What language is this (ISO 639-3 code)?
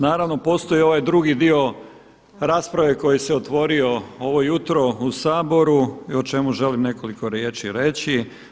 hrv